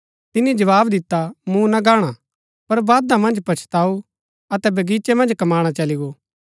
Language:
Gaddi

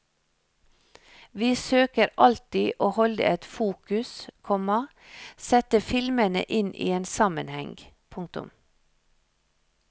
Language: Norwegian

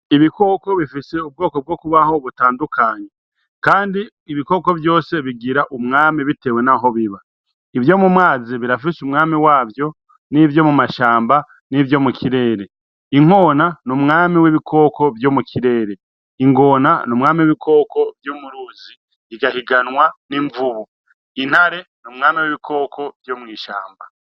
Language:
Rundi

